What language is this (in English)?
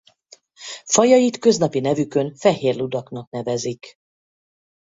Hungarian